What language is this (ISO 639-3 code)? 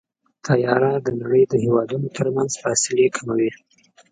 pus